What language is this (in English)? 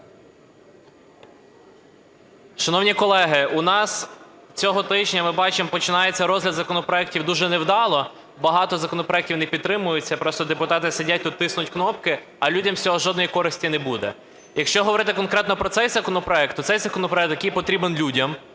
Ukrainian